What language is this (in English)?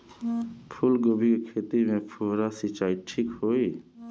Bhojpuri